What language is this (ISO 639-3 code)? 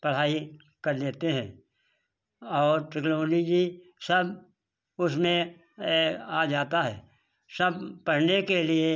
hin